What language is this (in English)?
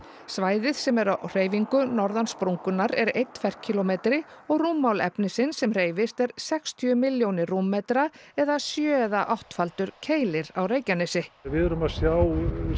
Icelandic